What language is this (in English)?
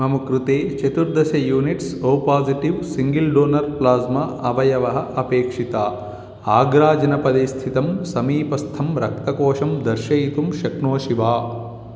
Sanskrit